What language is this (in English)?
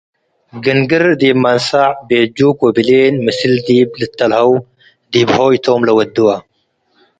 Tigre